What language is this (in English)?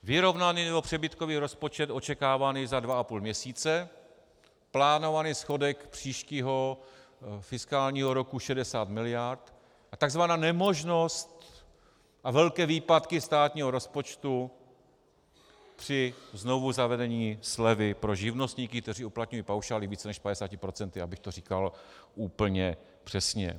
Czech